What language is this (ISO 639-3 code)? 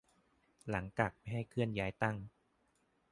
tha